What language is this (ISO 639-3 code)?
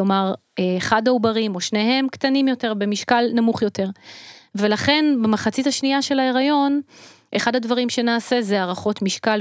heb